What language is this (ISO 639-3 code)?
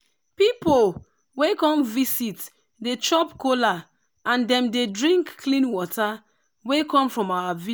pcm